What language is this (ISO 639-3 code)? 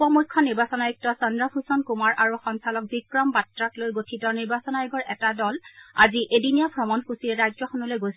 asm